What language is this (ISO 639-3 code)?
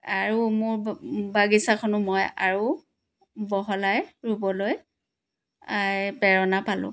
asm